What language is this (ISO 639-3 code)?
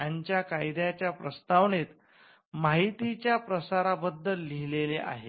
mar